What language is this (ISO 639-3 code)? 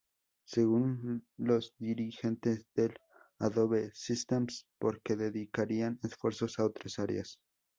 spa